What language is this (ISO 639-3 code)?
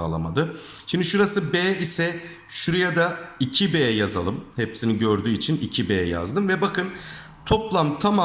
tur